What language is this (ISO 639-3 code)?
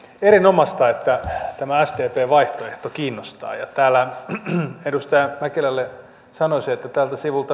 fin